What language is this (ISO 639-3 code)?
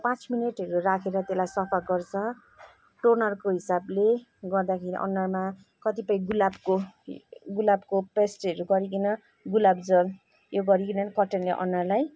nep